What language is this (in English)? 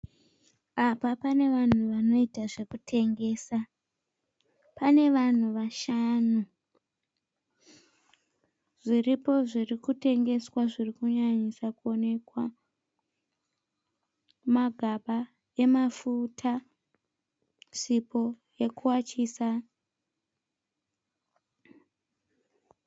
Shona